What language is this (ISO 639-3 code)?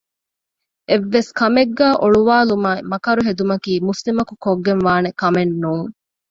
div